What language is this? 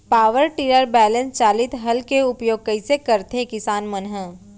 Chhattisgarhi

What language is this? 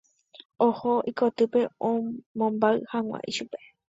Guarani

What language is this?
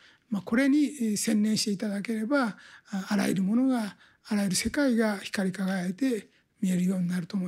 Japanese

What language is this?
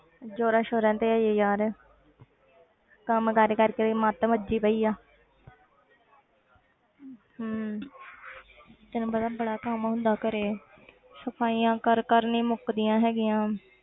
Punjabi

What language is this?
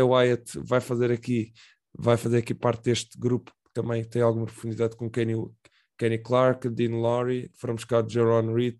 Portuguese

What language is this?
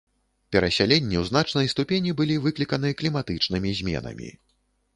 Belarusian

